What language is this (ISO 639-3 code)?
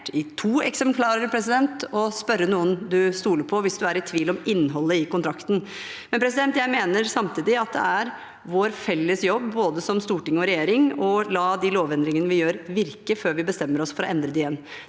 nor